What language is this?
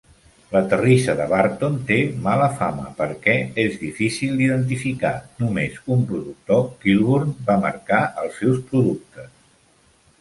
Catalan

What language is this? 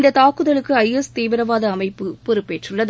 Tamil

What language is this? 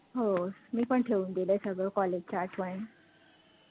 Marathi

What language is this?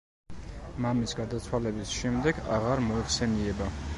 Georgian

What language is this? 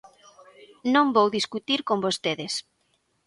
Galician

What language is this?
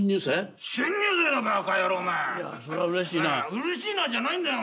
Japanese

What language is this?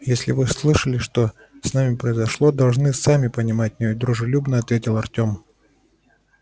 Russian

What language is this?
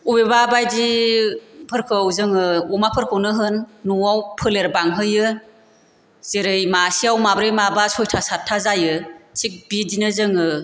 Bodo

